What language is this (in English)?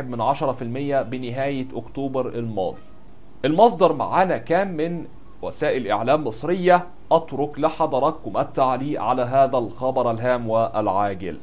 Arabic